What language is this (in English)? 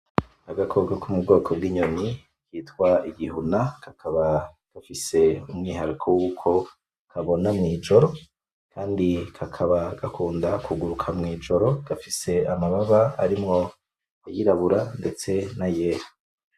Rundi